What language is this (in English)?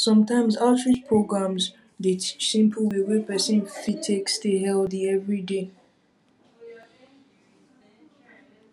Nigerian Pidgin